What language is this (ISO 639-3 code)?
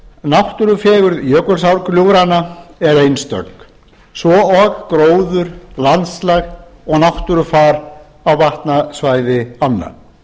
isl